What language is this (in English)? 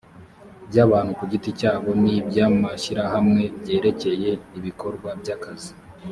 Kinyarwanda